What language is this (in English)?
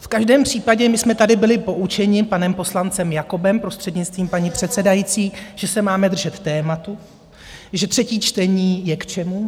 Czech